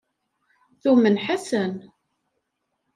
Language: Kabyle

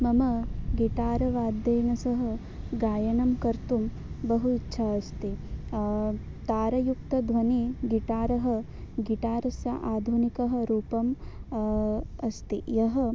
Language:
Sanskrit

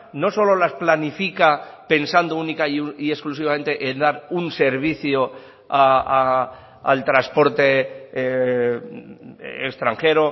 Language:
Spanish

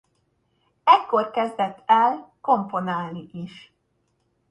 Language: Hungarian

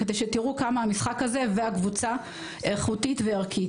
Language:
Hebrew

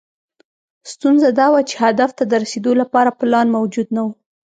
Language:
Pashto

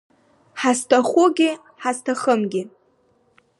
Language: Abkhazian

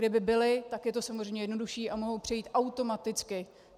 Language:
Czech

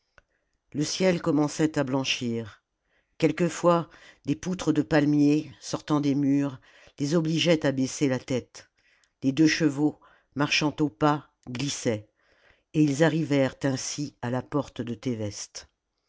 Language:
French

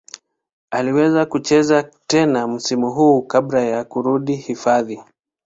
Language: Swahili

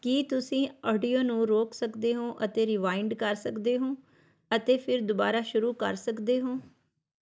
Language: Punjabi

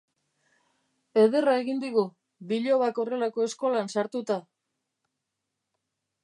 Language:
Basque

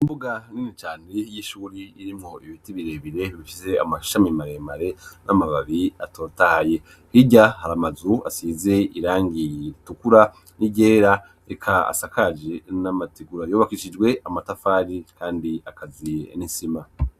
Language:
Rundi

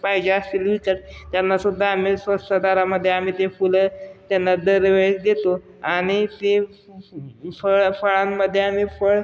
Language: Marathi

